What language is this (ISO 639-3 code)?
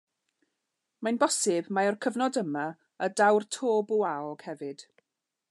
cym